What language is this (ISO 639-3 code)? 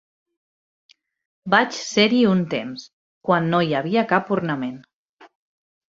cat